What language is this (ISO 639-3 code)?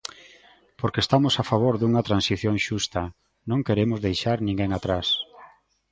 glg